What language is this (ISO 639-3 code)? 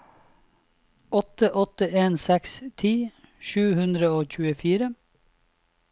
nor